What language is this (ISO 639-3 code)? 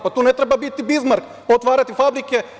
srp